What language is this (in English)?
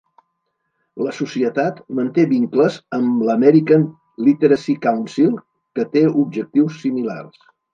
Catalan